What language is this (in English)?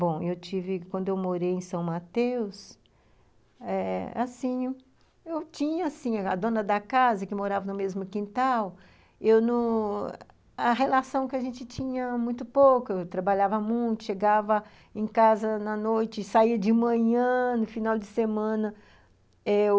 Portuguese